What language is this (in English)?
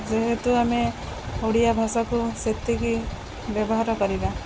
Odia